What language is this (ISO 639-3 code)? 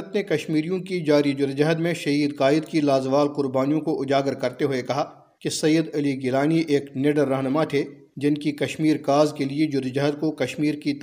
urd